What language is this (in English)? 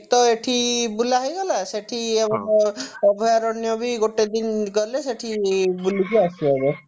Odia